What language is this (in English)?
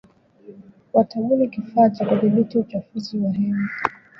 Swahili